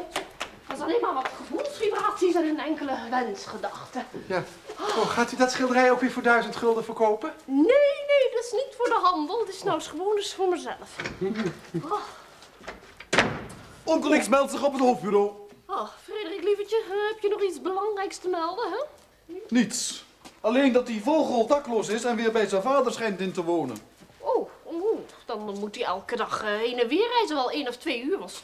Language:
Dutch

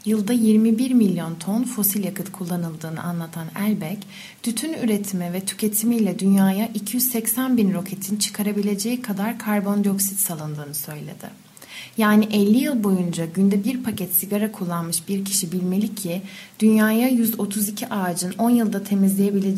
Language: Turkish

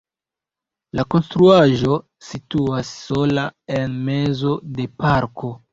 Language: Esperanto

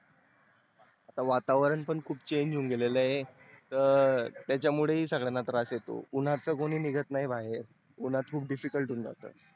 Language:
Marathi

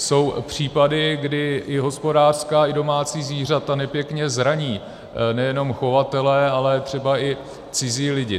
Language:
Czech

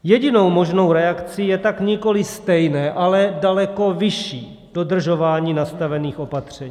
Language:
Czech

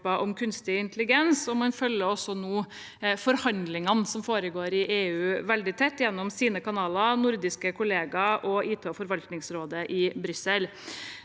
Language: Norwegian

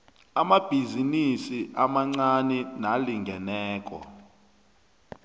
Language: South Ndebele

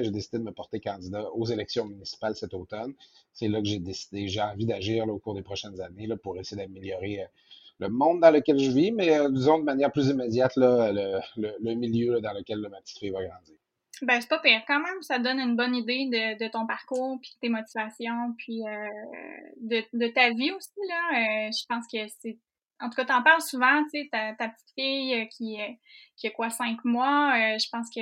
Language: French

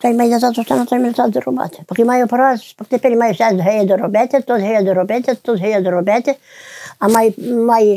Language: Ukrainian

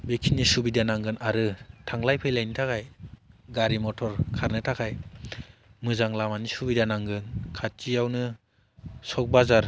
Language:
Bodo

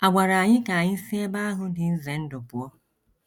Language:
Igbo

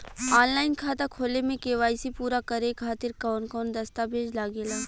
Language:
Bhojpuri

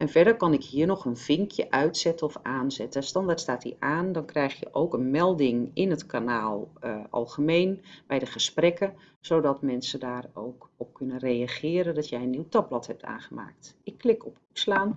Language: Dutch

